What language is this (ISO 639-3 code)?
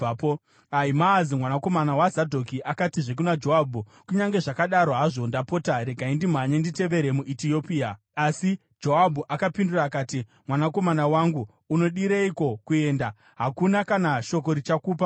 sna